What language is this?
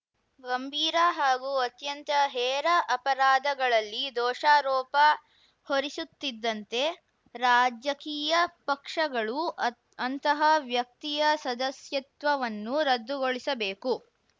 Kannada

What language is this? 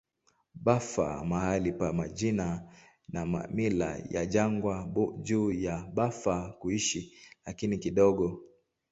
Swahili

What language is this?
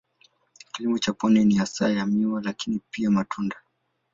Swahili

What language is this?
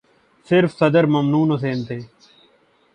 Urdu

